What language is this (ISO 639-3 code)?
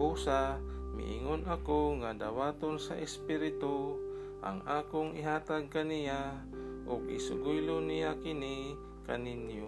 fil